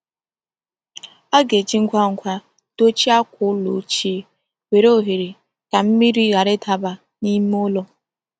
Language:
Igbo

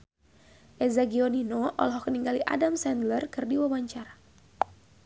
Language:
Sundanese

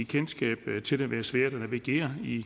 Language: Danish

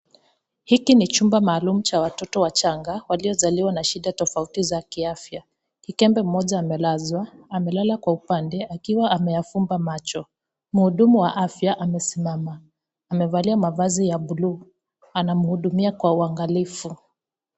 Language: Swahili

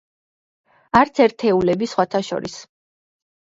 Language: Georgian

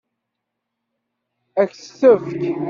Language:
Kabyle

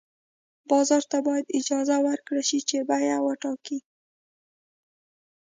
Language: Pashto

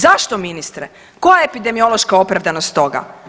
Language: Croatian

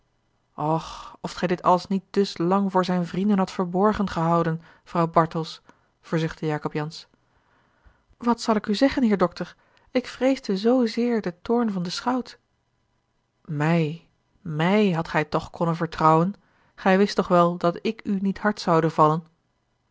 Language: Dutch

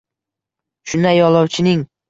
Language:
Uzbek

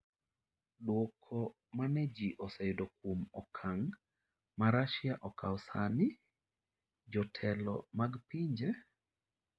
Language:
Luo (Kenya and Tanzania)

